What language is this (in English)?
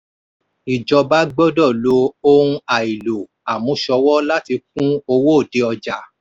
Yoruba